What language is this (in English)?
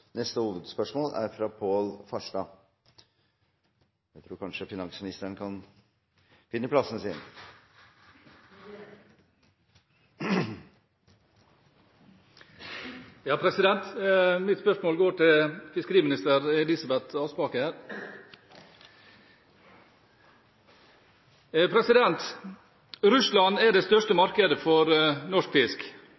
Norwegian